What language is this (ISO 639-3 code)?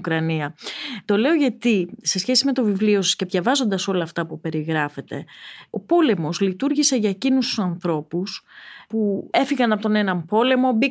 ell